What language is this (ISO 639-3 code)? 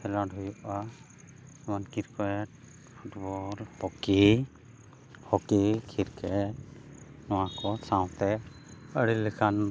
sat